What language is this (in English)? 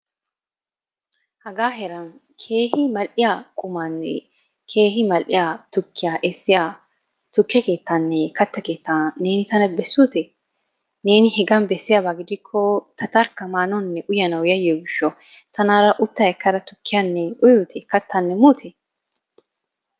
Wolaytta